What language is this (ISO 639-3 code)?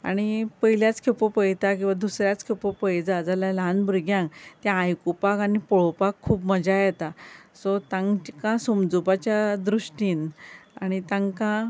kok